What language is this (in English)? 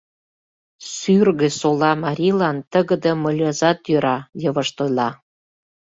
Mari